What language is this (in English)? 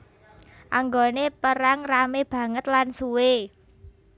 Javanese